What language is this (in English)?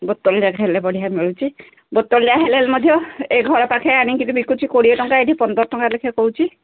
Odia